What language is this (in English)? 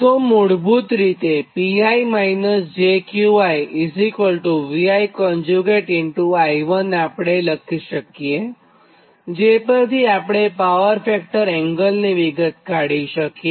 Gujarati